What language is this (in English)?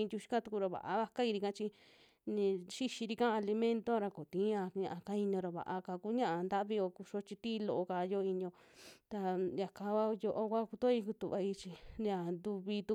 Western Juxtlahuaca Mixtec